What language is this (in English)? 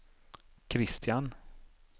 Swedish